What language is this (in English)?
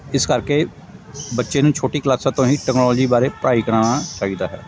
Punjabi